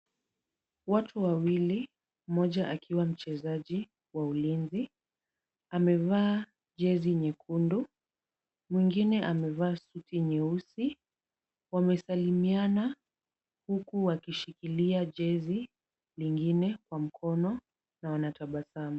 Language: Swahili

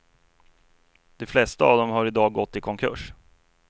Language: Swedish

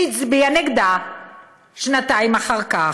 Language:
Hebrew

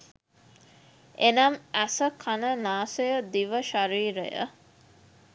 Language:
Sinhala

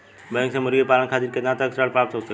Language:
Bhojpuri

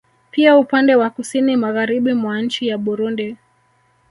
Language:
Swahili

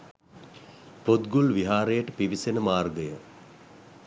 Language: Sinhala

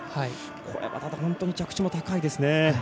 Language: Japanese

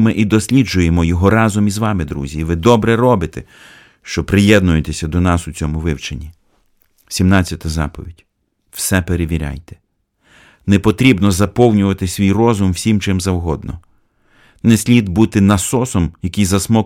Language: Ukrainian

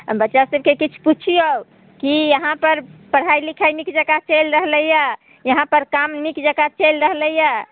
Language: Maithili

